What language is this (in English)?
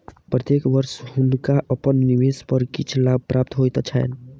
Maithili